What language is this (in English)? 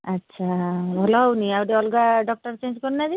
Odia